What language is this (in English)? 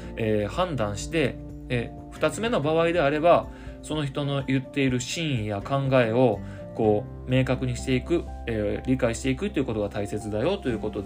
Japanese